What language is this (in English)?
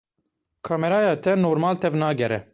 Kurdish